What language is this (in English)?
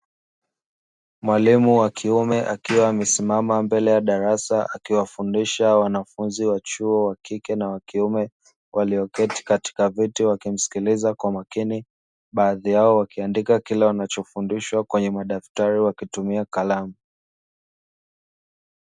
Swahili